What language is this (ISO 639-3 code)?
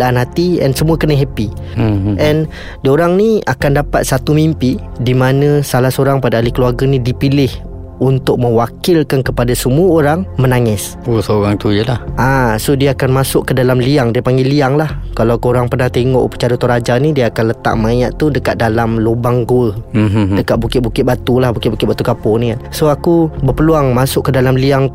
msa